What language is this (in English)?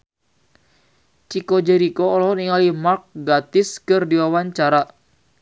Sundanese